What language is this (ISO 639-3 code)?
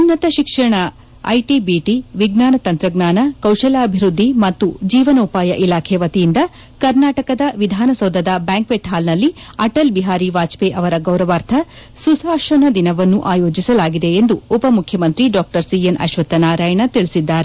kan